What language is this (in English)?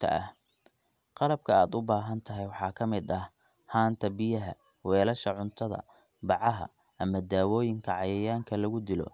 Somali